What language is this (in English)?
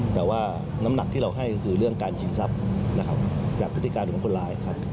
Thai